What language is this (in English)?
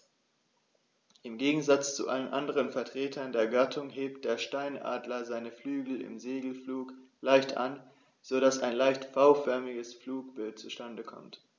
German